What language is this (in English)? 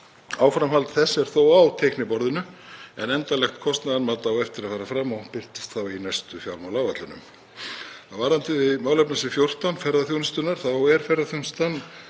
Icelandic